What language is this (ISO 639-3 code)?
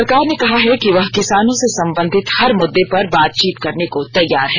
hin